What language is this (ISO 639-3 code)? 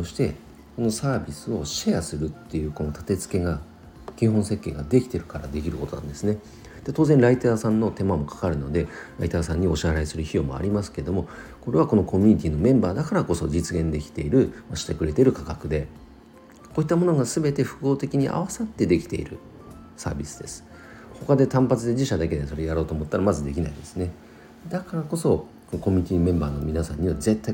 jpn